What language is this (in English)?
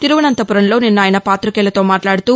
Telugu